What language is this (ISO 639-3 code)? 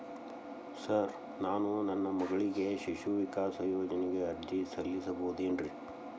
kan